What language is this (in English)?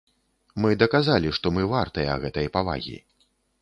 Belarusian